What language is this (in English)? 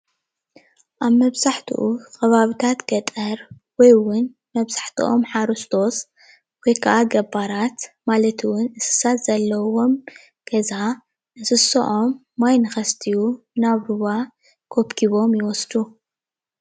Tigrinya